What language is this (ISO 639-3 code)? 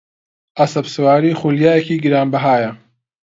ckb